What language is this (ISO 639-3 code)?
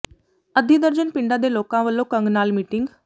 pan